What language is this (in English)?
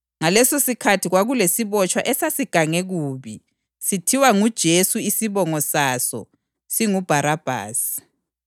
North Ndebele